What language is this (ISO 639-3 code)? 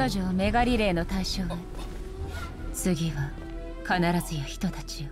jpn